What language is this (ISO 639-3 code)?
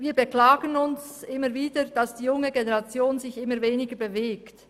gsw